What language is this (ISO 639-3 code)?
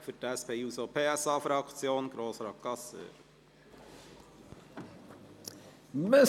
gsw